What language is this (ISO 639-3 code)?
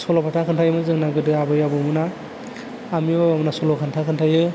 brx